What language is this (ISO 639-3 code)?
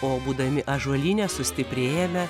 lit